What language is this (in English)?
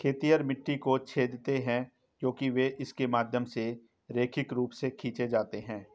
Hindi